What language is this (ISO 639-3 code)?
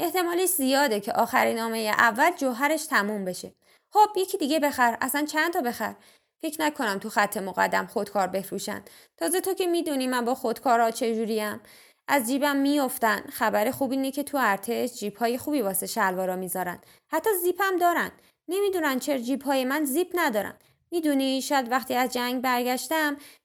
fas